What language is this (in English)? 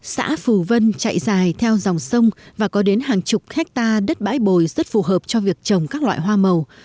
Vietnamese